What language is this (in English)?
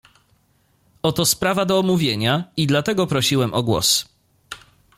Polish